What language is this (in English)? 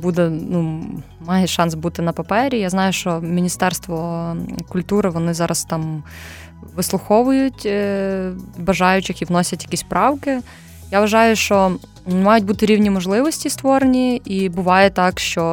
Ukrainian